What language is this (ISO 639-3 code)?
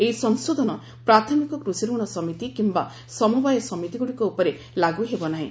ori